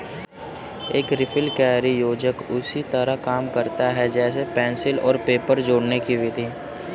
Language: Hindi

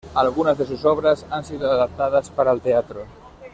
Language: Spanish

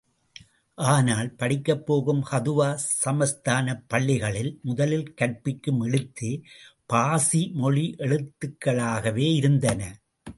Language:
Tamil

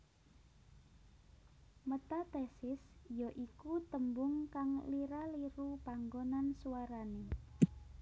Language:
Javanese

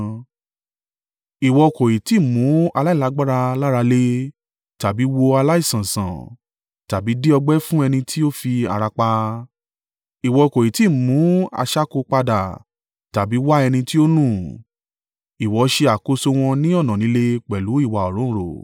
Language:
Yoruba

